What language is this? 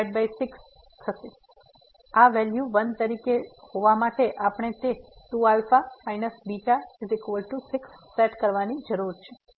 Gujarati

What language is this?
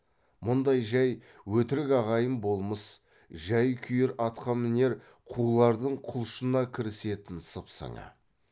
Kazakh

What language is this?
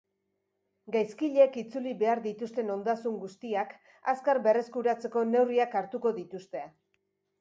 Basque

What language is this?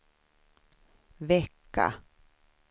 Swedish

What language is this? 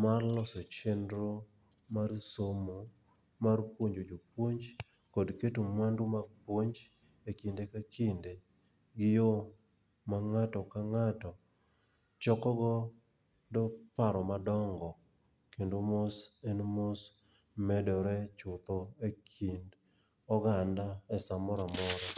Luo (Kenya and Tanzania)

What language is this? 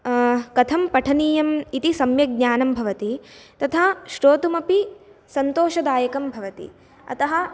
Sanskrit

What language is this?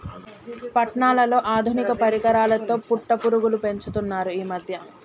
Telugu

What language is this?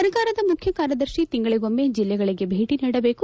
Kannada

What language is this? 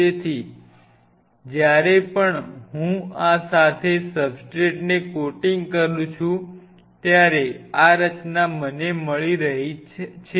Gujarati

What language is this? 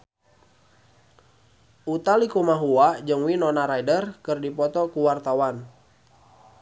Sundanese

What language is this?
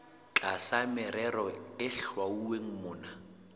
Southern Sotho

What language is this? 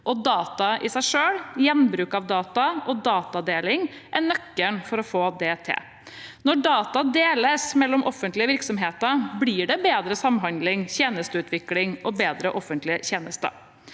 Norwegian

